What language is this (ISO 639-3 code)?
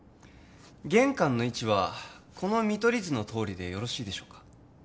jpn